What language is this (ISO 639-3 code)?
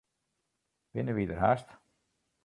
fry